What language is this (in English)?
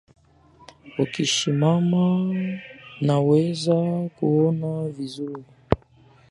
Swahili